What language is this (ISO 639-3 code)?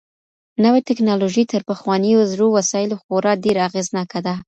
pus